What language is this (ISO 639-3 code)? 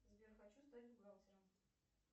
rus